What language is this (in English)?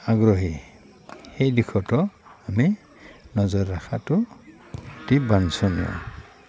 Assamese